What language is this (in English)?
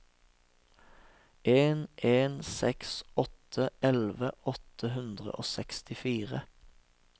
Norwegian